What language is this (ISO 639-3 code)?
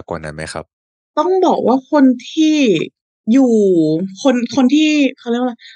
tha